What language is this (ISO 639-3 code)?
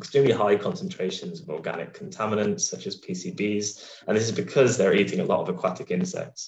eng